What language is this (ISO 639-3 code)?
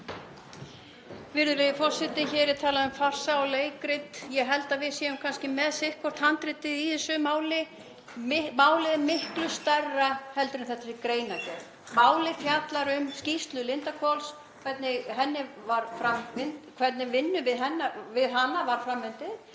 isl